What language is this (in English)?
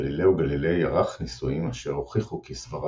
Hebrew